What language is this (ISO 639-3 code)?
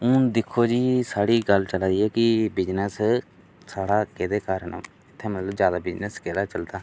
doi